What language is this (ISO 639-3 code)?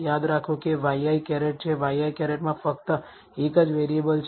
guj